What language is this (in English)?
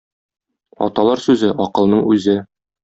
Tatar